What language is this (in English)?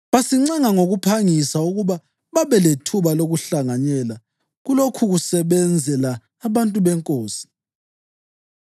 North Ndebele